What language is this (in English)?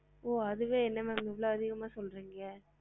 Tamil